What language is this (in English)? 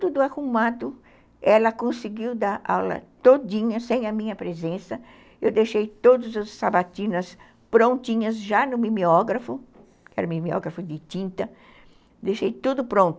Portuguese